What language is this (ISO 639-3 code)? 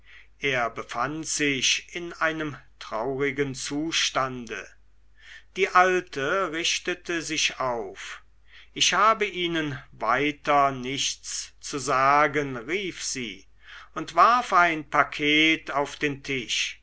deu